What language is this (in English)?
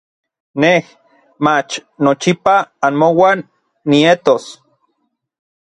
Orizaba Nahuatl